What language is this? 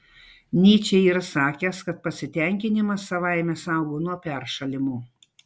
Lithuanian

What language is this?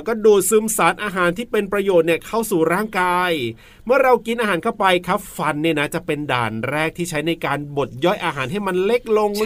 Thai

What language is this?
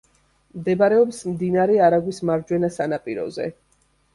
Georgian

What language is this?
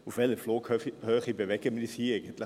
Swiss German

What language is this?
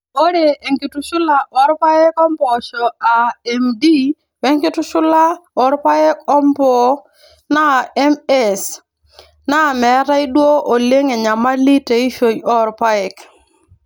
Masai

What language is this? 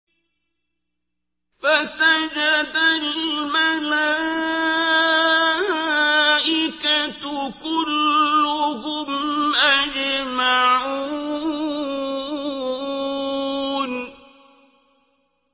Arabic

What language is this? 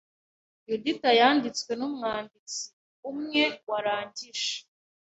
Kinyarwanda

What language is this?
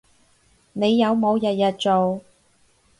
Cantonese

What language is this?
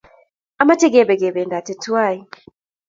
Kalenjin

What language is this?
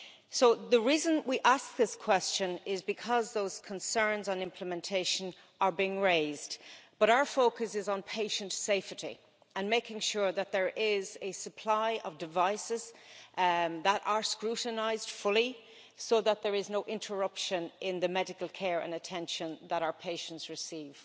English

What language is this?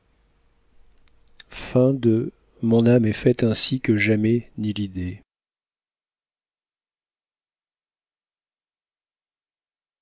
French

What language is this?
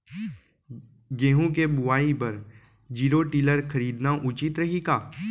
Chhattisgarhi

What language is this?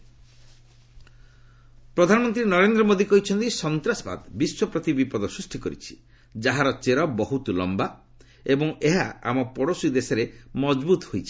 Odia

